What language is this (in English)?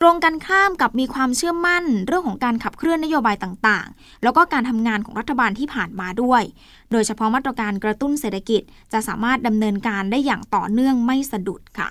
Thai